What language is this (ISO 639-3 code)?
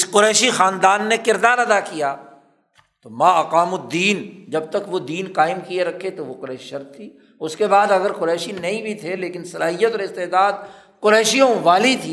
urd